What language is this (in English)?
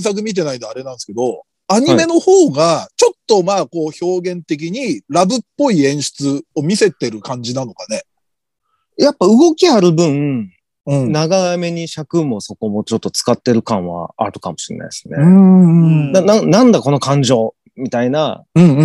Japanese